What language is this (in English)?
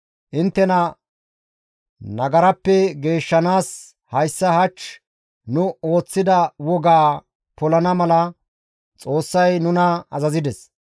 Gamo